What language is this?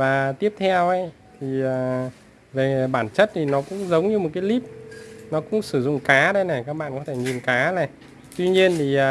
Vietnamese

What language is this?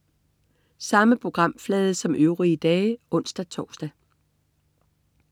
Danish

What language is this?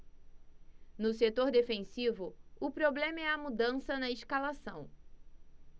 Portuguese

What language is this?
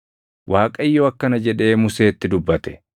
Oromo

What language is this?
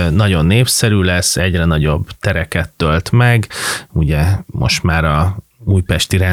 Hungarian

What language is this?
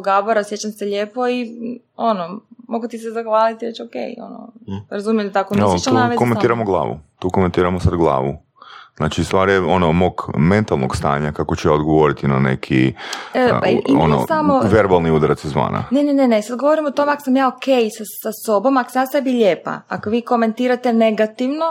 Croatian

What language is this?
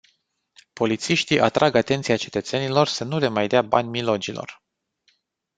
Romanian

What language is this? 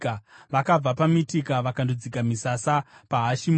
Shona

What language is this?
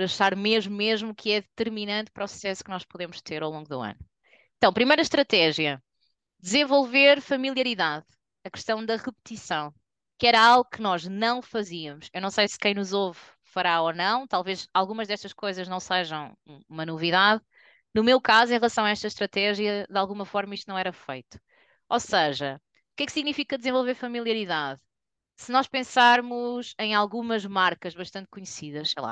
Portuguese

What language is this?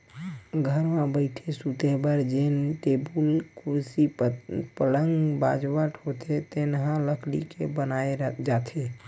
Chhattisgarhi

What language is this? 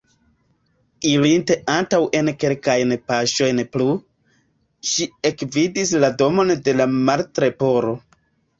Esperanto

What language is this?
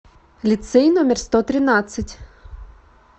Russian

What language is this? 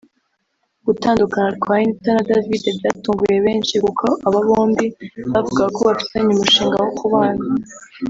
Kinyarwanda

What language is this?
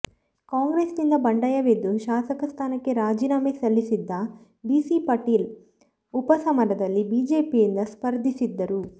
Kannada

